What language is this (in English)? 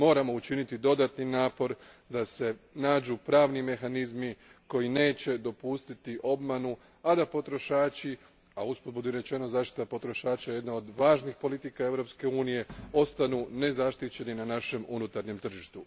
Croatian